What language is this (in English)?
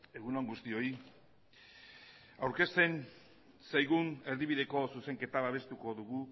Basque